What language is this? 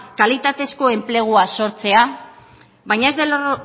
Basque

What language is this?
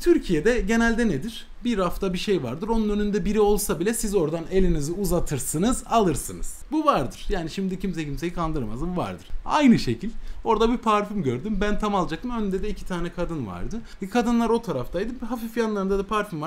Turkish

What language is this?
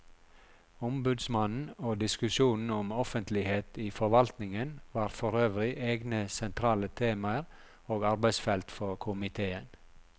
Norwegian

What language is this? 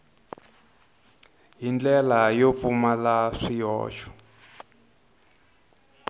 Tsonga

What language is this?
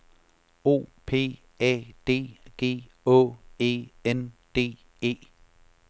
Danish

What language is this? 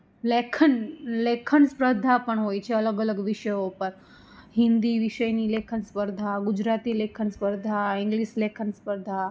Gujarati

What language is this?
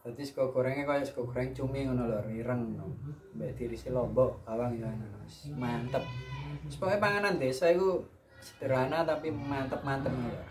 Indonesian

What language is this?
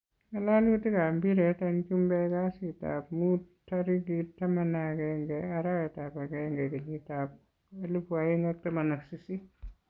Kalenjin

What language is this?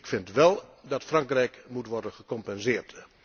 Dutch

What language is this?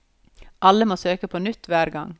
Norwegian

